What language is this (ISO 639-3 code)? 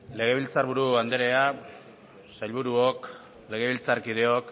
eus